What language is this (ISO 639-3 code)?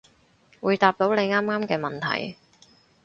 yue